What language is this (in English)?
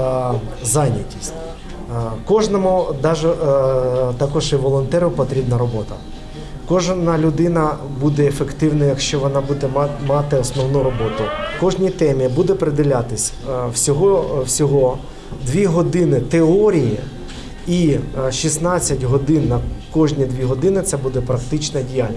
Ukrainian